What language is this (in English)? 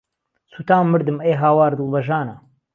Central Kurdish